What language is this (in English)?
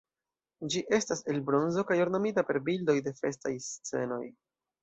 Esperanto